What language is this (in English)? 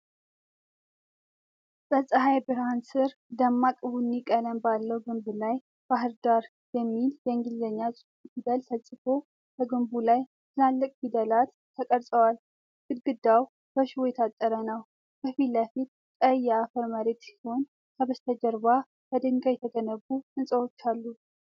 Amharic